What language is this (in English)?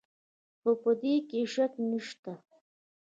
Pashto